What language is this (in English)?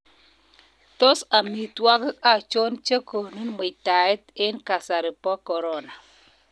Kalenjin